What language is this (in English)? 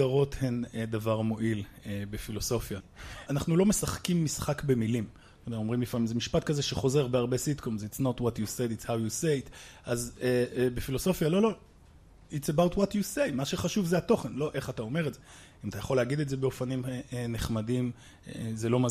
Hebrew